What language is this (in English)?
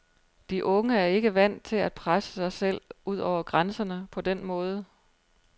Danish